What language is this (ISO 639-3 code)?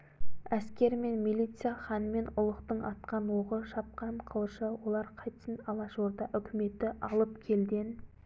kaz